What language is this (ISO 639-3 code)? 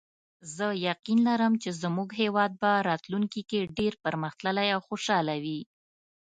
pus